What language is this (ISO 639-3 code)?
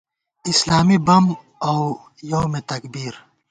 gwt